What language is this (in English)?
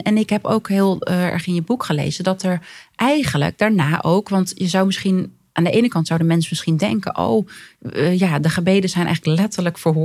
Dutch